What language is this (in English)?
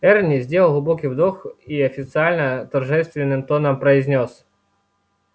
Russian